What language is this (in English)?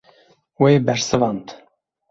Kurdish